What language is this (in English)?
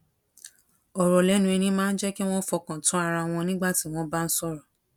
Yoruba